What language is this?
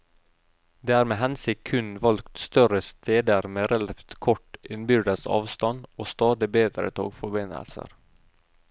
Norwegian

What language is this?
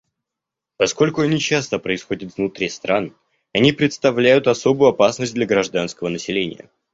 Russian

